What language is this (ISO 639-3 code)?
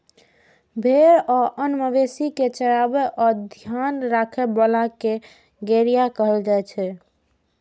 mai